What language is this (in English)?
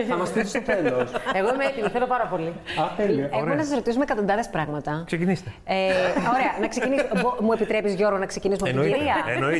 Greek